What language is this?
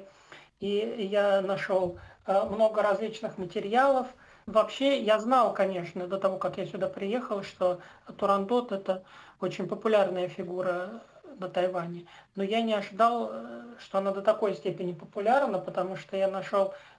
Russian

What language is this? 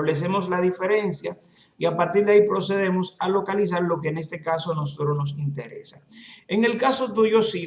Spanish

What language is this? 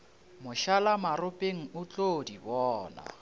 Northern Sotho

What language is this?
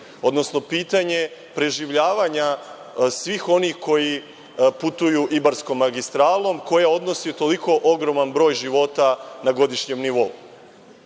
Serbian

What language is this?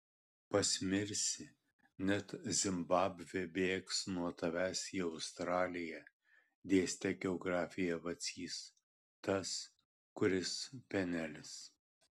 Lithuanian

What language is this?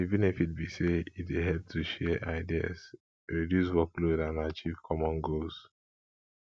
Nigerian Pidgin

